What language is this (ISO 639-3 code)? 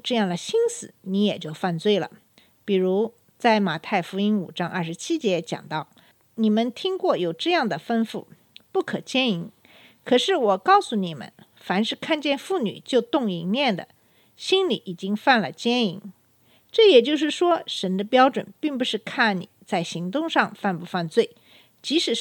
zho